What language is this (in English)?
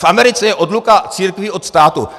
Czech